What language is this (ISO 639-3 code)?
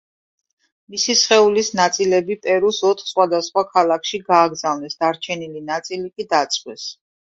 kat